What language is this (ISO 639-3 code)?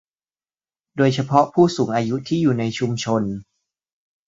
tha